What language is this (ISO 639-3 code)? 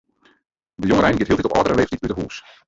fry